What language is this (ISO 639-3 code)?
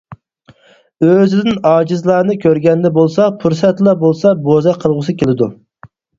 uig